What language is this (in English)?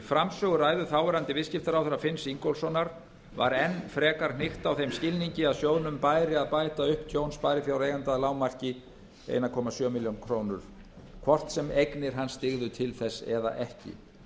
Icelandic